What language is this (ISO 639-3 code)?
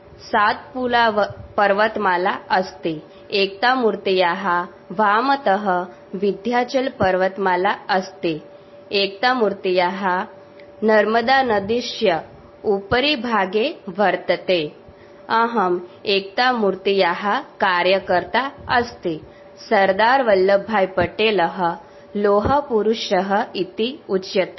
ori